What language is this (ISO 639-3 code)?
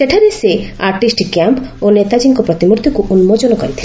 ori